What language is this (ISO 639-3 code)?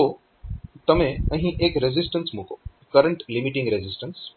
guj